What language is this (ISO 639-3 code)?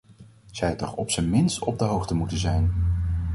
nld